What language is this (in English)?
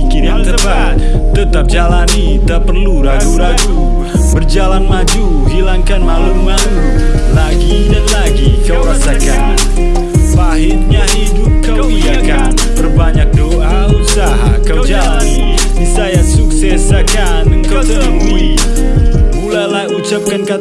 Indonesian